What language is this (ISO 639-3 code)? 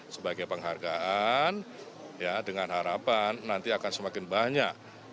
ind